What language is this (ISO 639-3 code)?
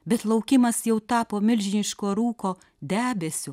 lit